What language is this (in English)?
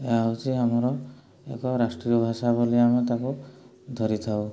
Odia